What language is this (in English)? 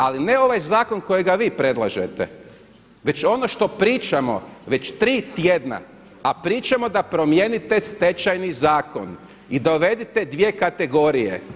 Croatian